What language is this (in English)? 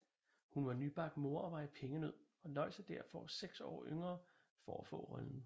Danish